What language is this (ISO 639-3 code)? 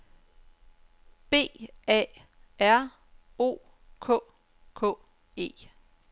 dan